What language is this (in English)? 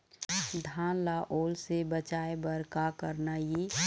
Chhattisgarhi